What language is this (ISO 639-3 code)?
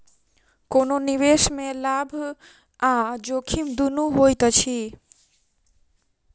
mai